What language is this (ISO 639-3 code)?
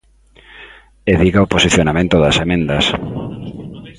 glg